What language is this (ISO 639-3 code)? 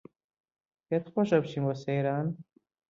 ckb